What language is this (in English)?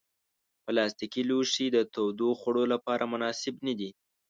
Pashto